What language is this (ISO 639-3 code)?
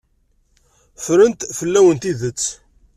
kab